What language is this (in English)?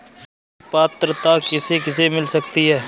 Hindi